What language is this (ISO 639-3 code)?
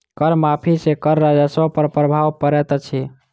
mai